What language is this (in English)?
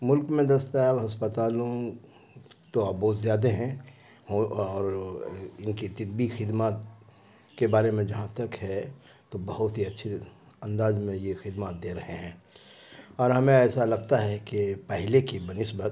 Urdu